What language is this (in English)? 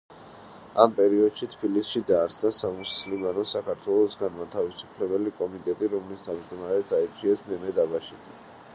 Georgian